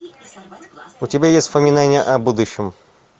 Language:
Russian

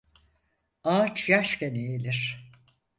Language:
Turkish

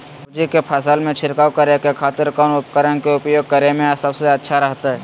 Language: Magahi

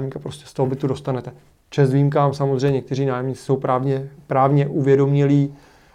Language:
Czech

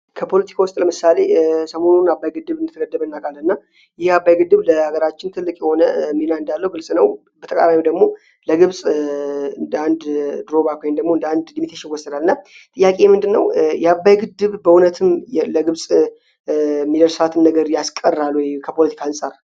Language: Amharic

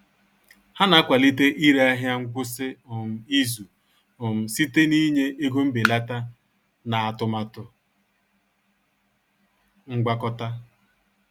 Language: Igbo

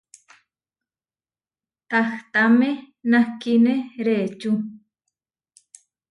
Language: Huarijio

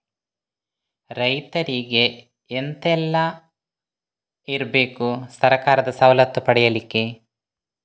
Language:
Kannada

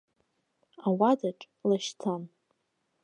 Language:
Abkhazian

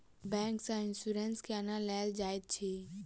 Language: Maithili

